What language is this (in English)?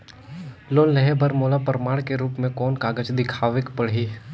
Chhattisgarhi